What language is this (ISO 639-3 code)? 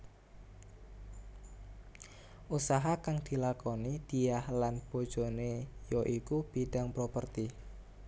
jav